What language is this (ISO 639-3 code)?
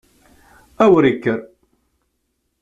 kab